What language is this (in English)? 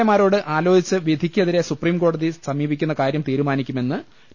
Malayalam